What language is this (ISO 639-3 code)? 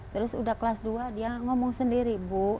ind